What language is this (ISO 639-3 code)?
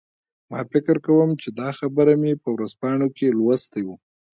pus